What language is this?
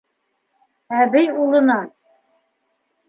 Bashkir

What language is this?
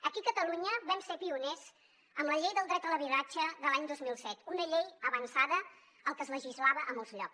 Catalan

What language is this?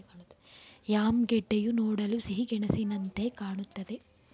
Kannada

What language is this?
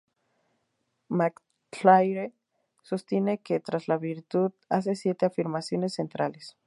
Spanish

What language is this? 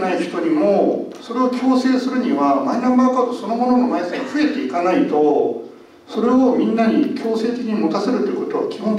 Japanese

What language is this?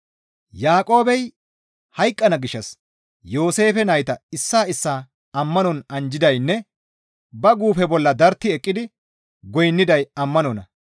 Gamo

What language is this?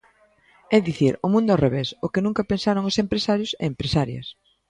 Galician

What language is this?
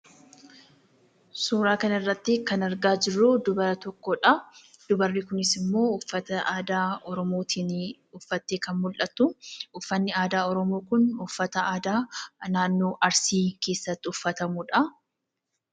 Oromo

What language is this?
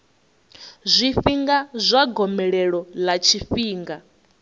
Venda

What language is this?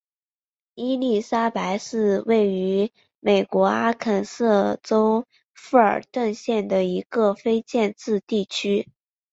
Chinese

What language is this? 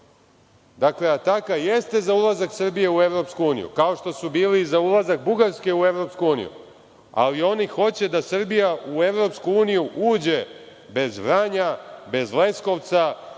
Serbian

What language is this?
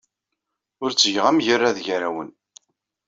Kabyle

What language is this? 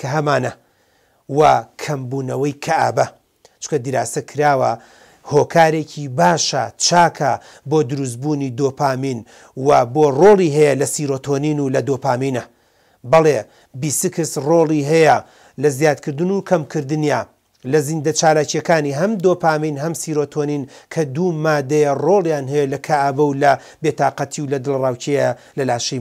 Arabic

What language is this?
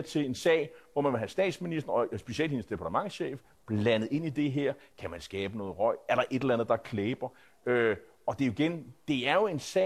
Danish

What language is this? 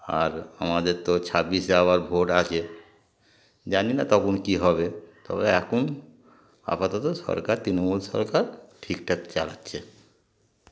Bangla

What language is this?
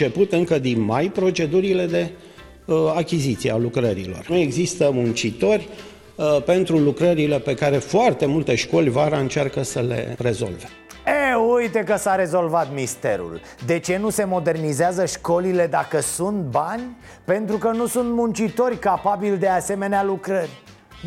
Romanian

